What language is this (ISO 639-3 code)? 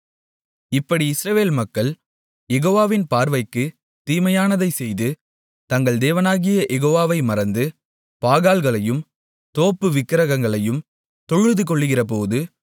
tam